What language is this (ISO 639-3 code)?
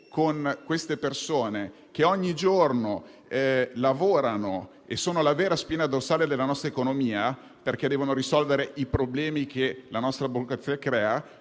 ita